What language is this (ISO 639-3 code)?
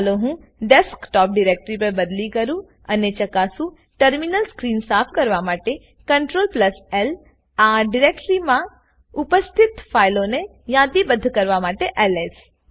guj